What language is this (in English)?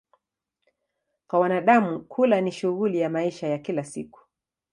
Swahili